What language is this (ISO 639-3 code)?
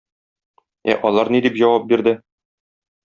tat